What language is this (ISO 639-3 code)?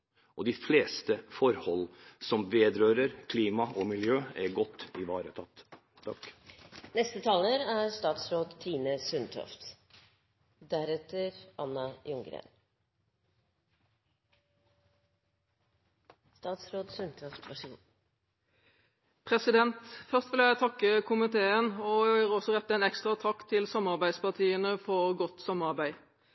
nob